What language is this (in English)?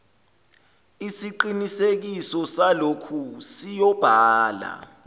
Zulu